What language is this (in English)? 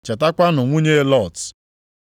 Igbo